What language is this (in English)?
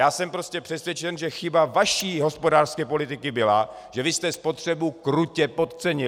Czech